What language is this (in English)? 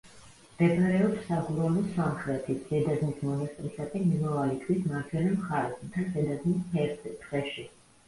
Georgian